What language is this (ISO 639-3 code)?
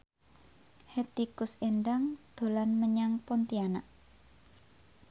jav